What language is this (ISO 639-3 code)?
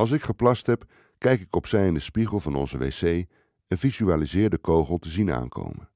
nld